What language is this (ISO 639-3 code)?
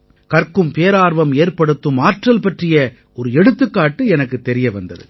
tam